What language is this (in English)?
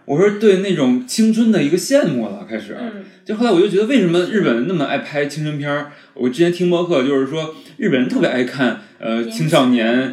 Chinese